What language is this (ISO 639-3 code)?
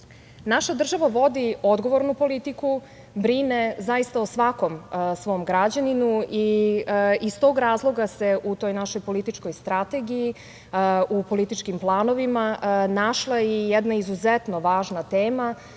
srp